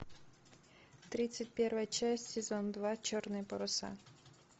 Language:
Russian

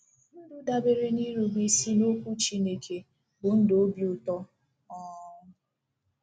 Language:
Igbo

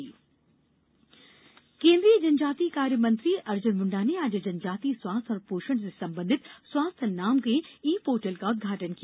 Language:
Hindi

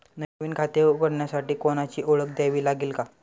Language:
Marathi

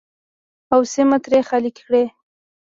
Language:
Pashto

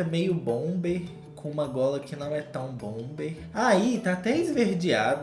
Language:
Portuguese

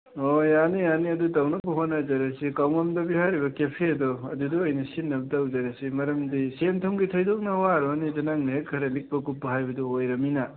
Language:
Manipuri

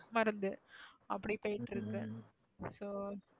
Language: Tamil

